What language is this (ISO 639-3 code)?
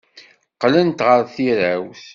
kab